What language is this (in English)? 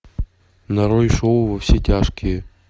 Russian